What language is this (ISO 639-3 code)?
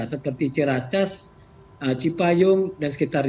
ind